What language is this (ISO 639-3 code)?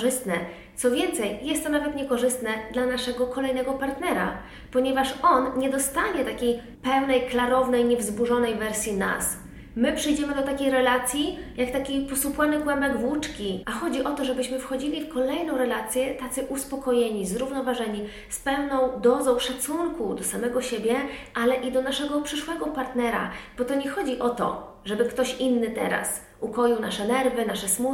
pol